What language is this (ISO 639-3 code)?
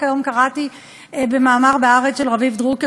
heb